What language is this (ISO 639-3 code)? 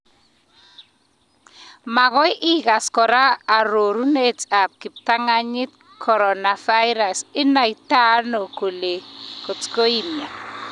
kln